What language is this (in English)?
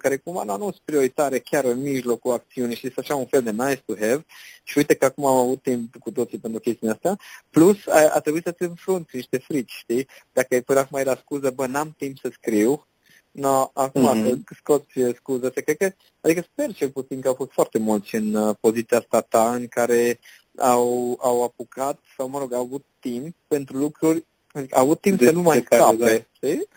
Romanian